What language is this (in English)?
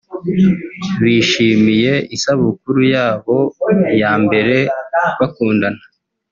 Kinyarwanda